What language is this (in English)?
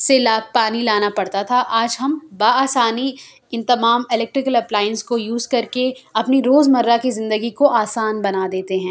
Urdu